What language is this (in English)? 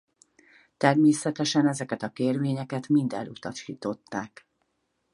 Hungarian